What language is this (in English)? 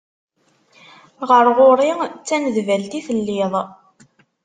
Kabyle